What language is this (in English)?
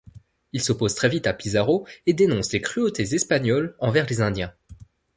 French